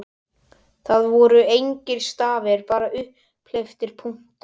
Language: Icelandic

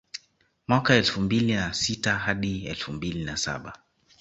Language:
Swahili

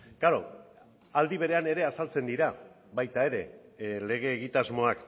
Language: Basque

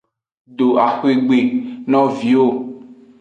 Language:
Aja (Benin)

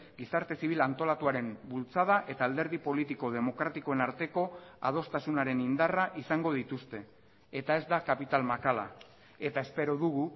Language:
Basque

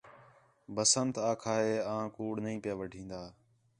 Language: Khetrani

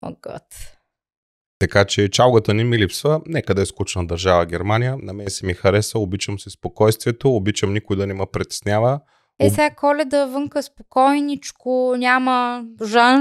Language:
Bulgarian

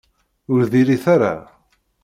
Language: Kabyle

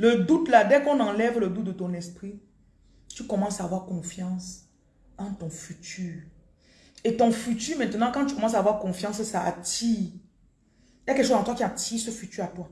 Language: French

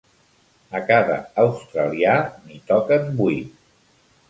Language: Catalan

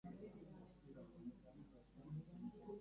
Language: Basque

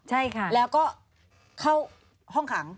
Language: Thai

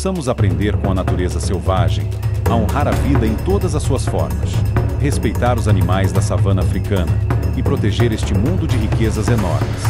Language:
Portuguese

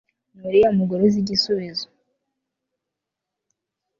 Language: Kinyarwanda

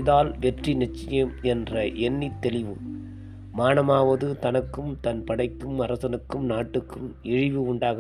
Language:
Tamil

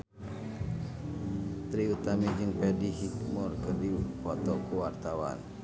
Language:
Sundanese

